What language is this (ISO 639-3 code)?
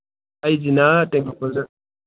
mni